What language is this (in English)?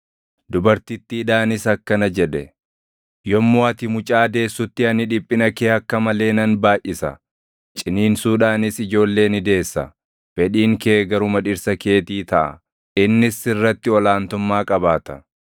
Oromo